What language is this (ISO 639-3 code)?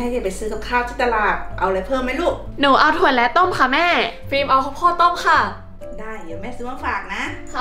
tha